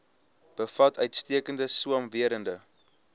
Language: Afrikaans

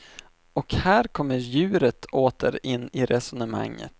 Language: Swedish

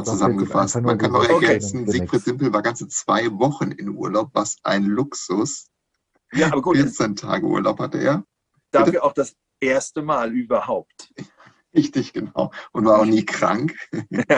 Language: German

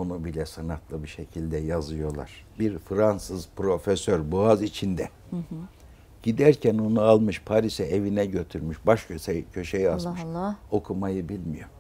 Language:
Turkish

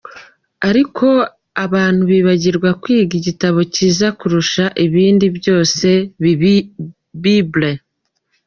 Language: Kinyarwanda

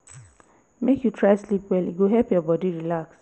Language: Nigerian Pidgin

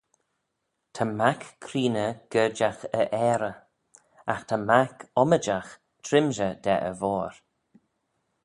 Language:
Manx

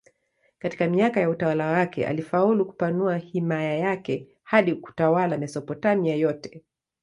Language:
Swahili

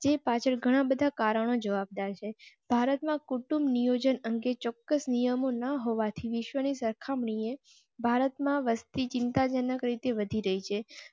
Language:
Gujarati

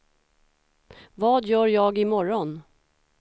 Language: Swedish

